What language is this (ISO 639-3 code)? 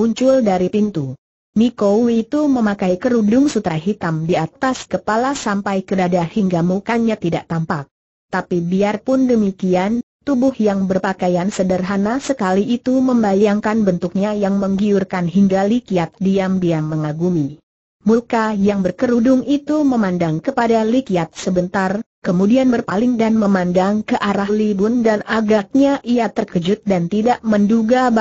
ind